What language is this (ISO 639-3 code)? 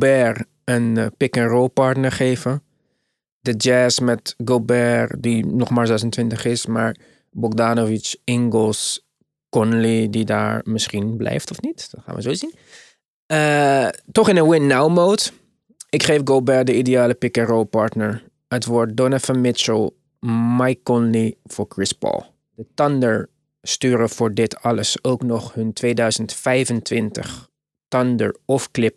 nld